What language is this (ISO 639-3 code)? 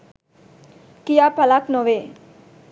sin